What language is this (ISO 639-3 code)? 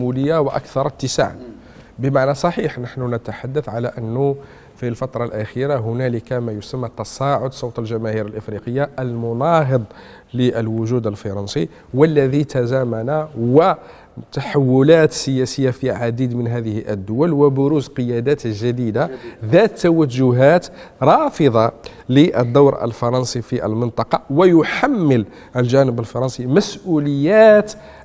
ara